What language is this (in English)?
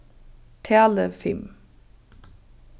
Faroese